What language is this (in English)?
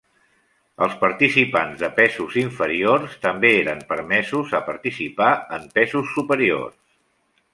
Catalan